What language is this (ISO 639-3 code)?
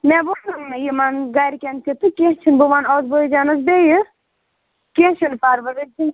kas